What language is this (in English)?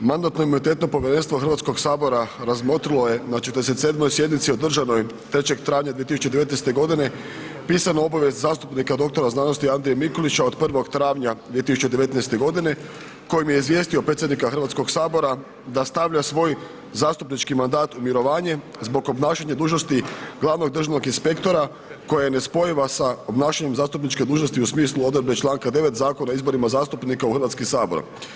Croatian